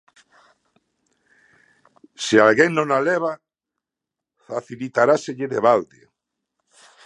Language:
Galician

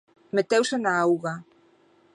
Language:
Galician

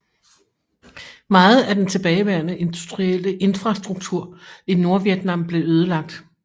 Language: Danish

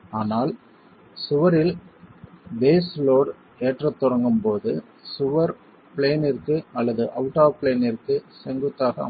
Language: Tamil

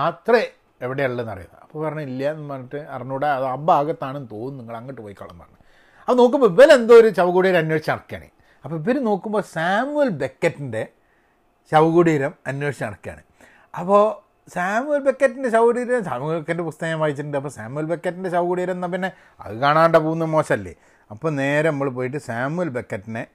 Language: Malayalam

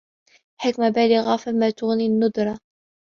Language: Arabic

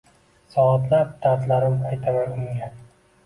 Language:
Uzbek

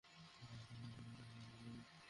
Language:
Bangla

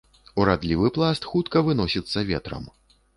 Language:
Belarusian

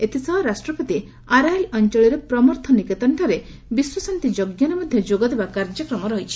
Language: Odia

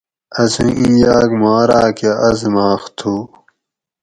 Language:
Gawri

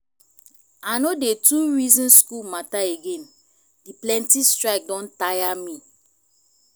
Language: Nigerian Pidgin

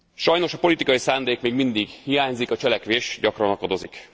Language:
Hungarian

